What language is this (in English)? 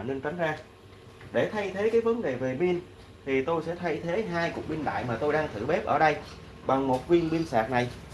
Vietnamese